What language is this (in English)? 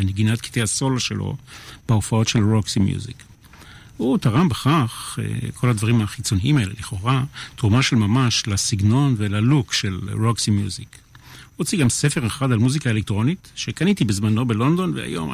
Hebrew